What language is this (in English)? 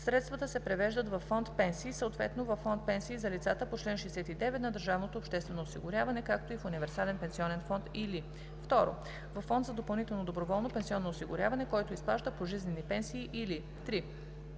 Bulgarian